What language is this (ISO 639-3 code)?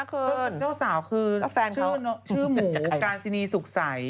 tha